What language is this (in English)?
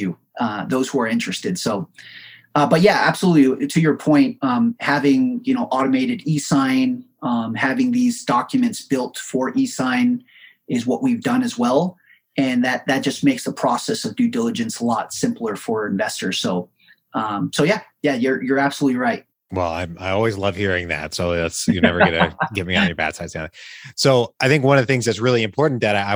English